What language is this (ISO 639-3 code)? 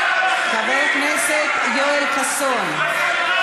heb